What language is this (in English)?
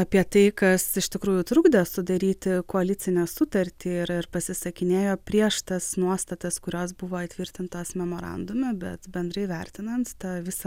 Lithuanian